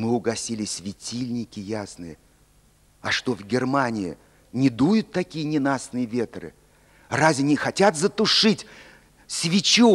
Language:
Russian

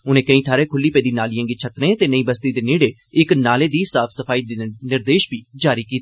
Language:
Dogri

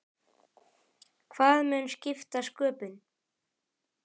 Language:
Icelandic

